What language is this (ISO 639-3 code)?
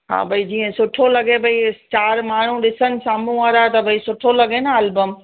snd